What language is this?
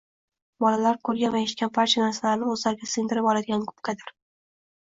Uzbek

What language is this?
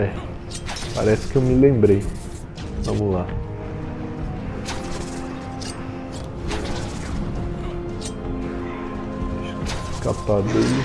Portuguese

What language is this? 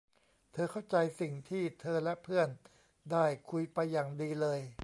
Thai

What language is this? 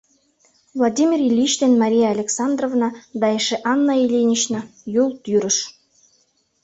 Mari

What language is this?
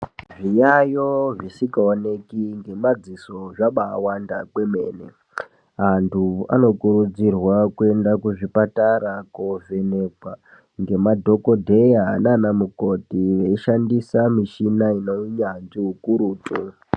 Ndau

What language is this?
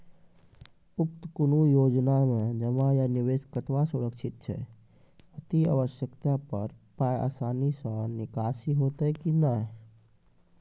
Maithili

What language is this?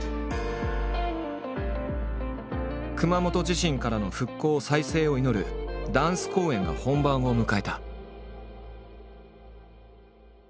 Japanese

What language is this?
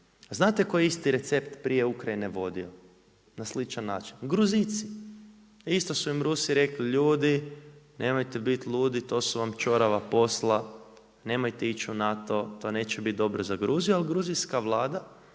Croatian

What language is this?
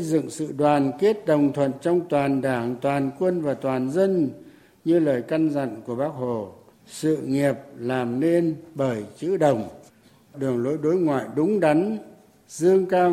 Vietnamese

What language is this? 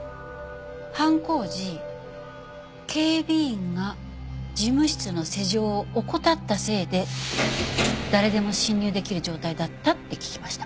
Japanese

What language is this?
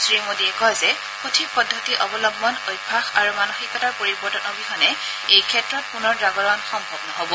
Assamese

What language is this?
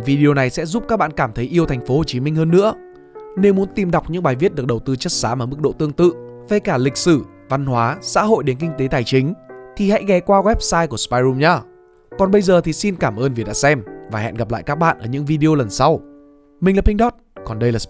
Vietnamese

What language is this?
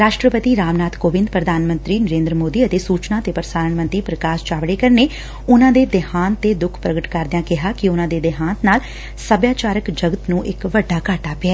Punjabi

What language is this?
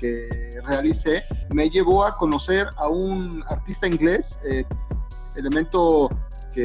Spanish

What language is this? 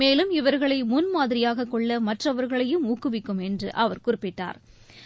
Tamil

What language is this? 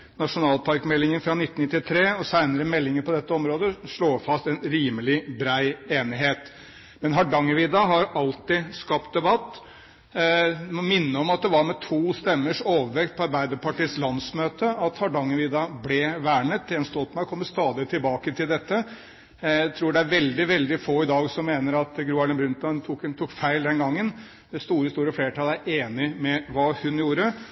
Norwegian Bokmål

